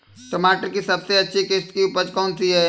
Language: Hindi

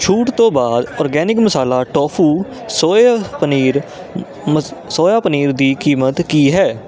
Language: Punjabi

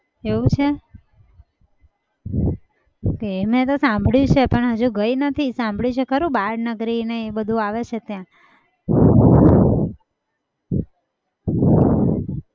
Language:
Gujarati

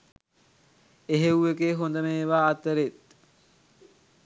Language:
Sinhala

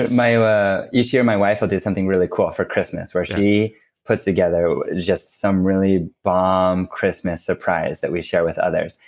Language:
English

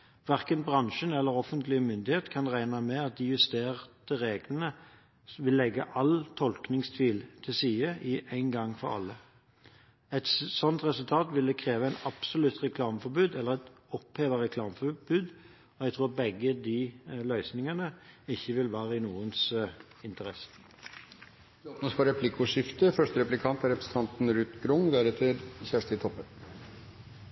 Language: Norwegian Bokmål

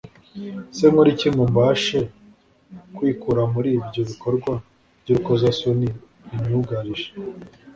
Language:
Kinyarwanda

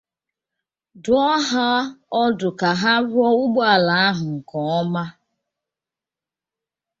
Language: Igbo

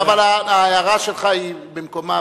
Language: Hebrew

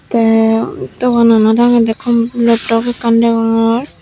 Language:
Chakma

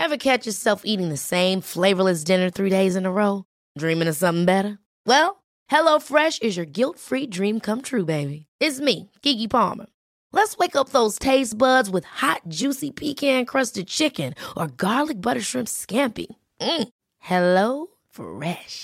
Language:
English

